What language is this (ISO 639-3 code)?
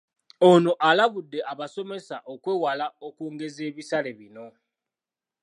lug